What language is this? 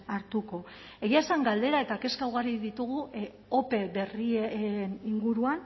Basque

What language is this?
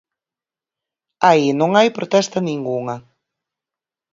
Galician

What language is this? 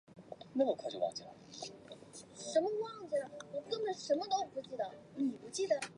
Chinese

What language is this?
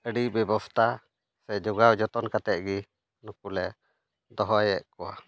Santali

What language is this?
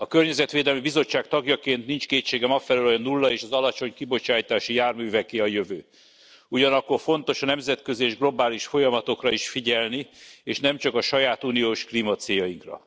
Hungarian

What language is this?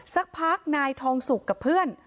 Thai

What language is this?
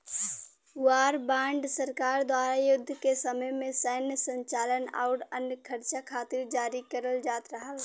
Bhojpuri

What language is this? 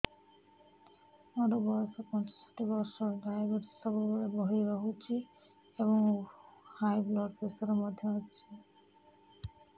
Odia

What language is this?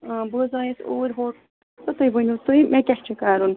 Kashmiri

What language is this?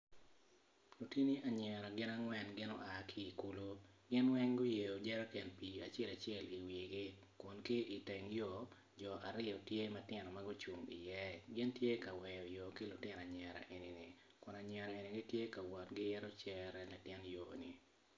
Acoli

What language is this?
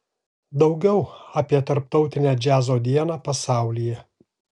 Lithuanian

